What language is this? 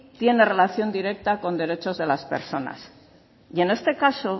Spanish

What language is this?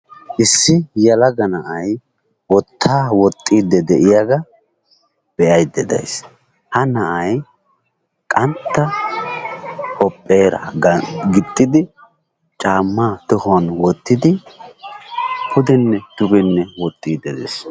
Wolaytta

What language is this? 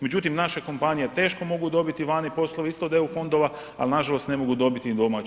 Croatian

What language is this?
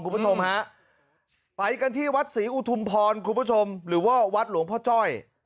Thai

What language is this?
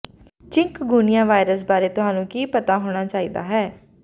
Punjabi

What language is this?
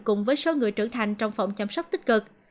Vietnamese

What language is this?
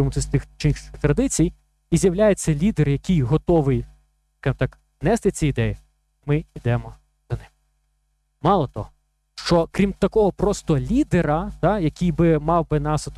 Ukrainian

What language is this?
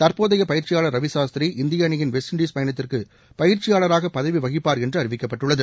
Tamil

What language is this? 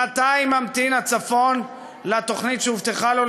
Hebrew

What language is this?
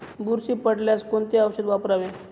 Marathi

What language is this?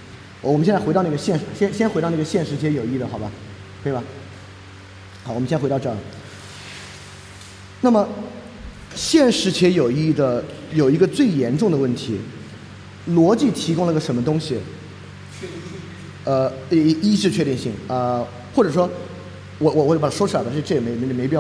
Chinese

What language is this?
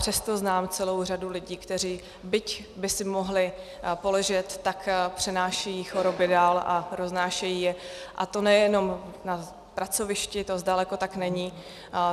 Czech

